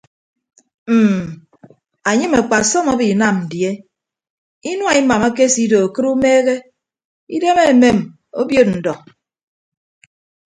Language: Ibibio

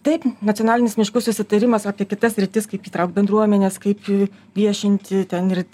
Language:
Lithuanian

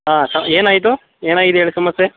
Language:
Kannada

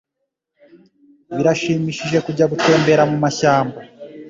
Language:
Kinyarwanda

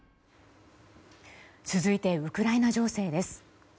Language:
Japanese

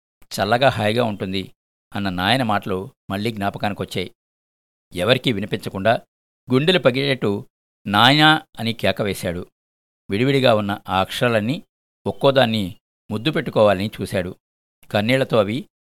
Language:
Telugu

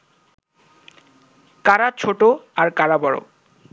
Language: Bangla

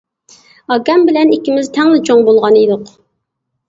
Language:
Uyghur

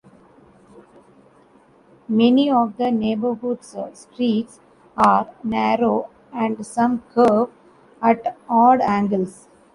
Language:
English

